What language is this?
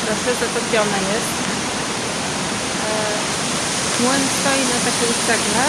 Polish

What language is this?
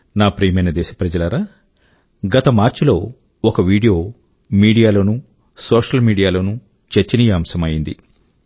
Telugu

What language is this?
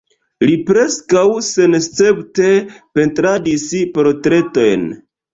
Esperanto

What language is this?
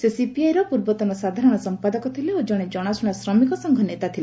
Odia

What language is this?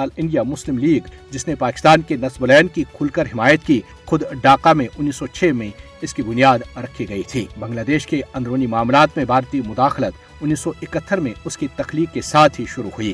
Urdu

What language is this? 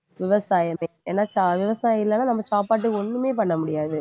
Tamil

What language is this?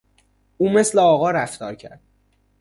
Persian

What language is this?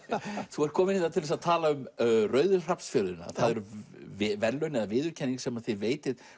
Icelandic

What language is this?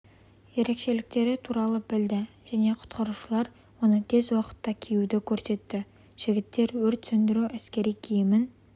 Kazakh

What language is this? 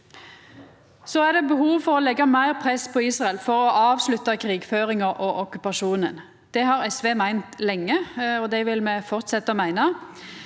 Norwegian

